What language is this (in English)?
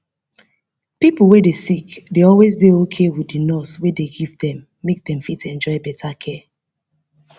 Nigerian Pidgin